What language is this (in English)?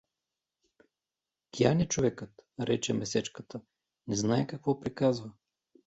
Bulgarian